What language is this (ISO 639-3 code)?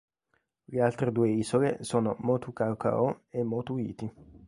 ita